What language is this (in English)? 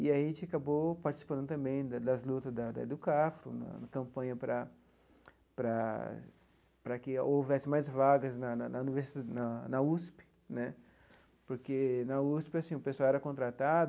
Portuguese